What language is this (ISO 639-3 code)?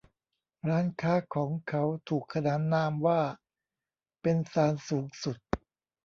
tha